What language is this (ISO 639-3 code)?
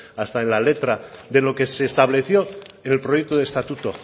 spa